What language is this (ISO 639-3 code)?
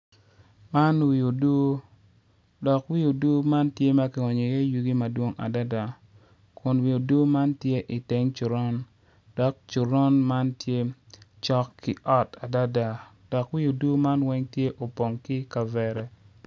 ach